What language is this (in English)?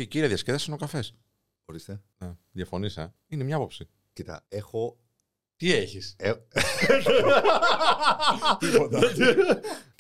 Greek